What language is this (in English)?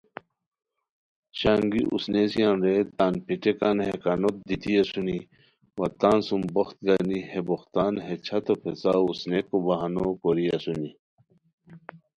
Khowar